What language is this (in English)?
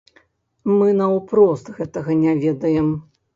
Belarusian